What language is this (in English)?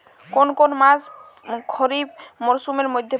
Bangla